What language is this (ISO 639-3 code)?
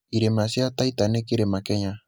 kik